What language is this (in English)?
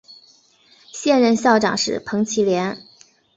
Chinese